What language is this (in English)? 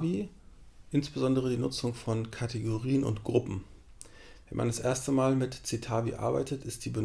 German